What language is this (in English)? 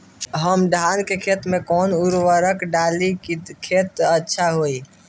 Bhojpuri